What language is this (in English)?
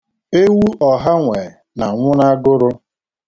Igbo